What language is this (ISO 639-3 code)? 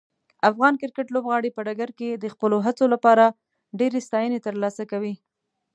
pus